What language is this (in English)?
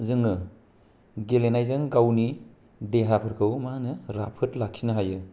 Bodo